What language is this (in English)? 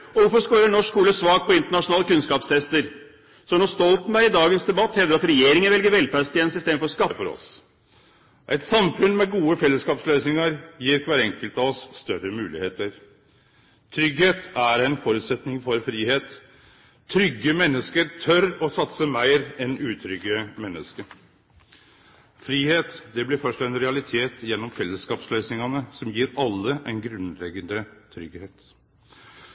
Norwegian Nynorsk